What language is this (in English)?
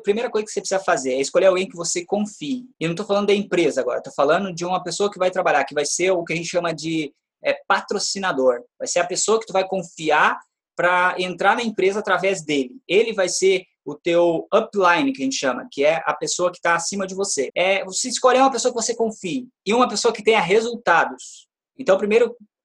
Portuguese